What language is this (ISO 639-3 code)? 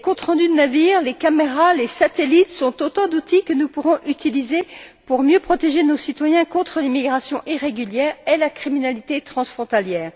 fra